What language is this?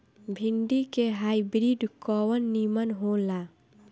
Bhojpuri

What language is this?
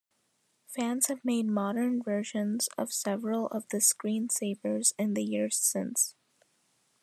English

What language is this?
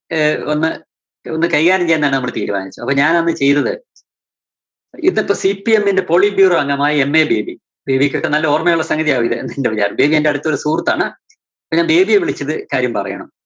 Malayalam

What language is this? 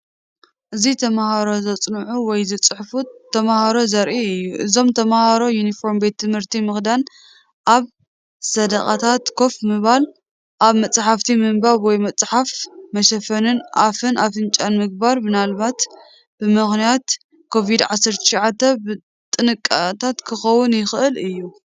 Tigrinya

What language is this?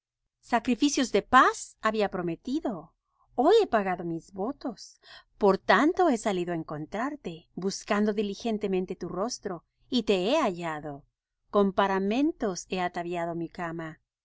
Spanish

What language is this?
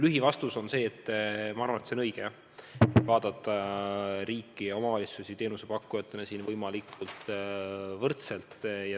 Estonian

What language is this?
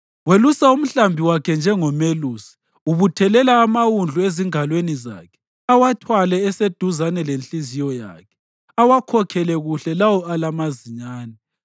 North Ndebele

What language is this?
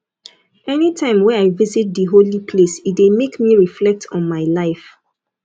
Nigerian Pidgin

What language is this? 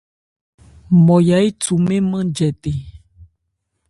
Ebrié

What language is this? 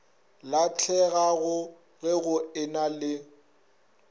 Northern Sotho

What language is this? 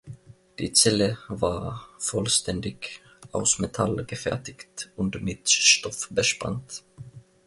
German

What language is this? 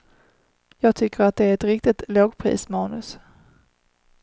Swedish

